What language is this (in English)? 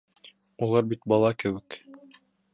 Bashkir